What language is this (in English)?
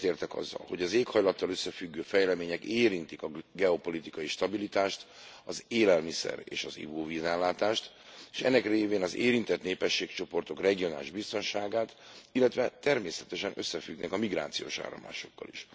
Hungarian